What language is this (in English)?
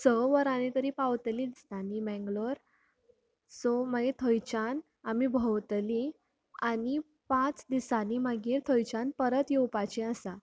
Konkani